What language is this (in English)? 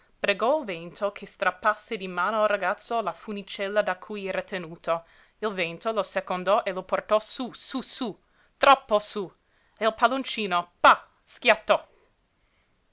Italian